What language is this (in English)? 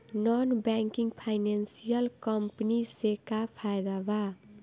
Bhojpuri